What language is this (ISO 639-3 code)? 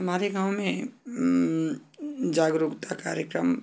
hin